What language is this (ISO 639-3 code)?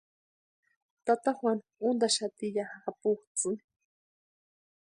pua